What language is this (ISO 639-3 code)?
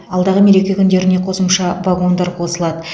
kaz